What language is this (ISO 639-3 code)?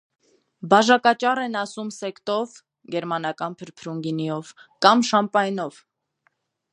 hye